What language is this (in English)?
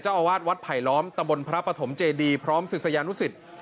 Thai